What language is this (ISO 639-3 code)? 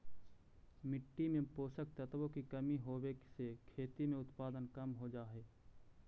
mag